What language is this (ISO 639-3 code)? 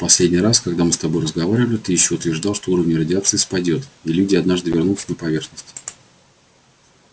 rus